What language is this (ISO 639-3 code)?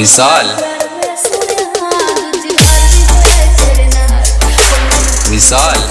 ara